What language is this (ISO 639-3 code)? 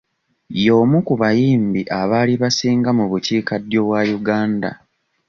lug